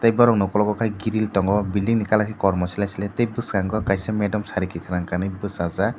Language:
Kok Borok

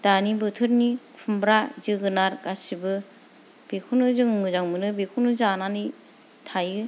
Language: Bodo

